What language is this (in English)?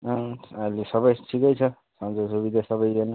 Nepali